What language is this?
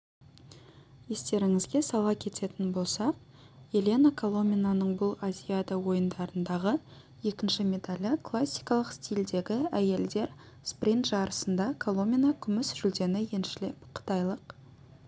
Kazakh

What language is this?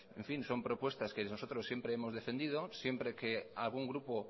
Spanish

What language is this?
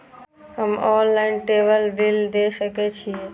Maithili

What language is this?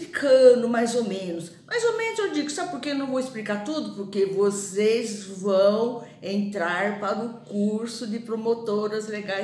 Portuguese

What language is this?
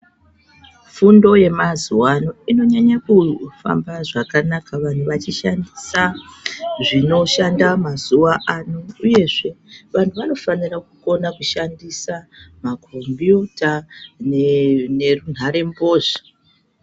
Ndau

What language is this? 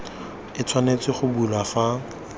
Tswana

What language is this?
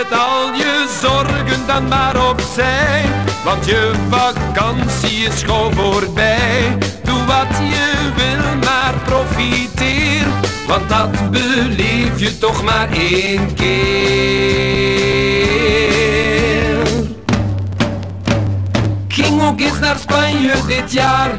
Dutch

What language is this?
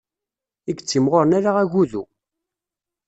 Kabyle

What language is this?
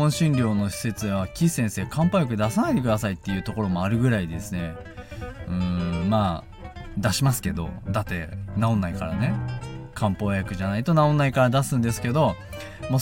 Japanese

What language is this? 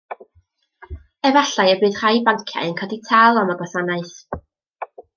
Welsh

